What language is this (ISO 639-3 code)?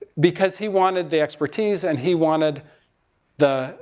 eng